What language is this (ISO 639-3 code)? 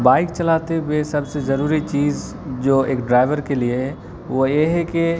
urd